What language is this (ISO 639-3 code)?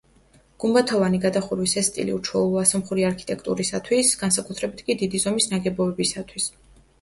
kat